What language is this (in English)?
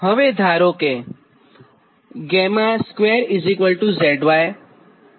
Gujarati